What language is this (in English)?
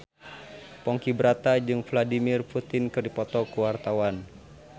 Sundanese